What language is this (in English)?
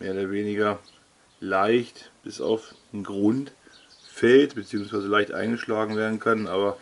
German